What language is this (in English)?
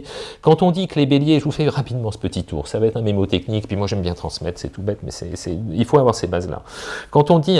French